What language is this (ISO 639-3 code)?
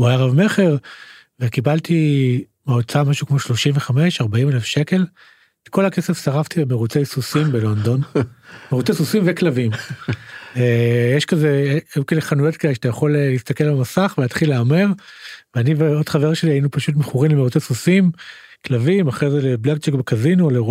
heb